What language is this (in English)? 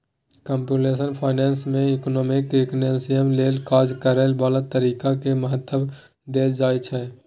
Maithili